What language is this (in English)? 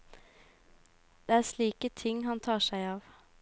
Norwegian